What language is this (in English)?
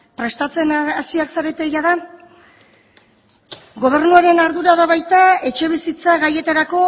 Basque